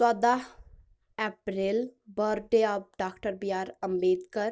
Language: Kashmiri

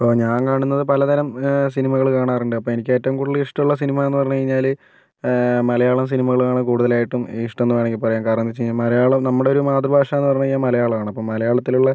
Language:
Malayalam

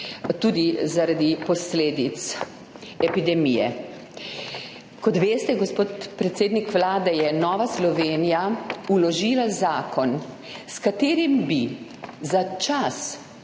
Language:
Slovenian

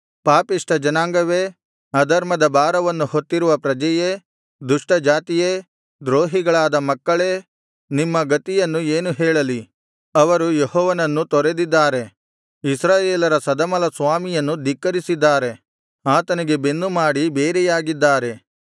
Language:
Kannada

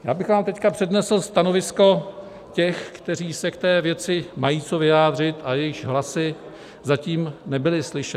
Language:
Czech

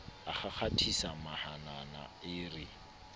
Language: Southern Sotho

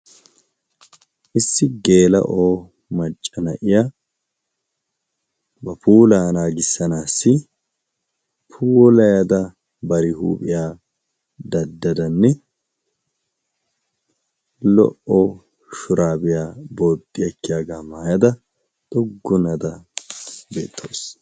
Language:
Wolaytta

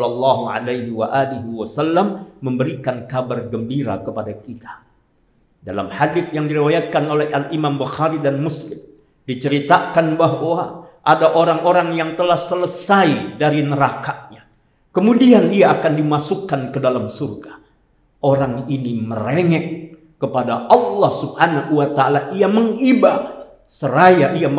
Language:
Indonesian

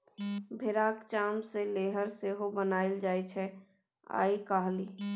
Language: Maithili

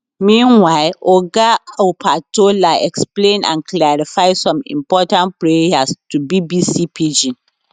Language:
Nigerian Pidgin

